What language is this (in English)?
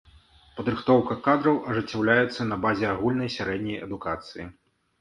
Belarusian